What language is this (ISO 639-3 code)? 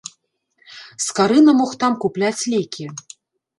bel